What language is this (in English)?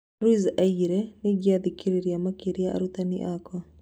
Kikuyu